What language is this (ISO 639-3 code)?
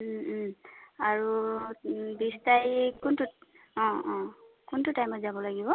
asm